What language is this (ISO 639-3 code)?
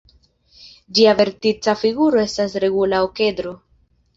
epo